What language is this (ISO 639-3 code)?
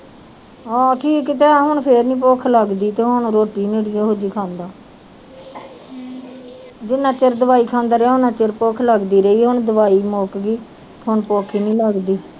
pan